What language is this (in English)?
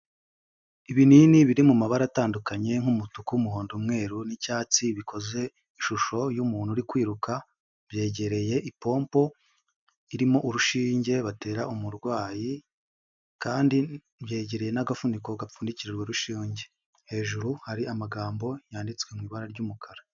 Kinyarwanda